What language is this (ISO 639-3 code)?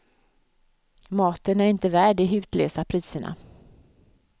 swe